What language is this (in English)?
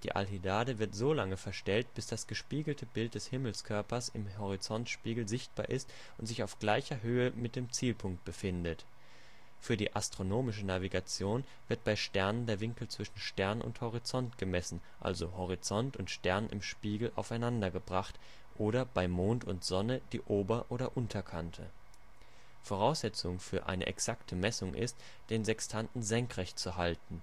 German